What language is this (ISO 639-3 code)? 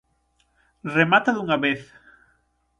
glg